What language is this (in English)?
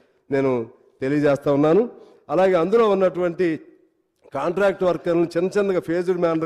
Telugu